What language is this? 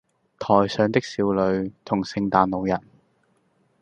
Cantonese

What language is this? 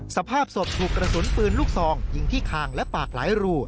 Thai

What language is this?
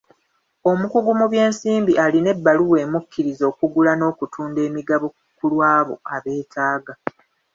Ganda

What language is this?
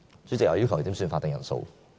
Cantonese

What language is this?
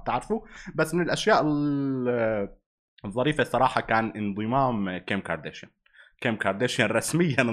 Arabic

